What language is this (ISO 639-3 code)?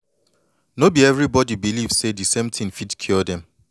pcm